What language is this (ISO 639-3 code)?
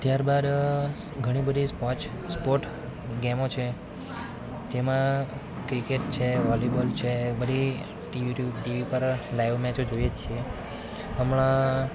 guj